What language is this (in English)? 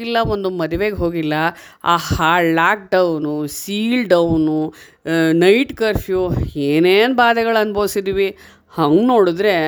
Kannada